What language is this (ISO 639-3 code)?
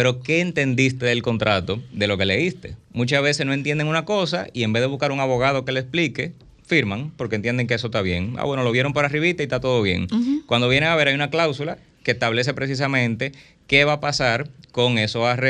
spa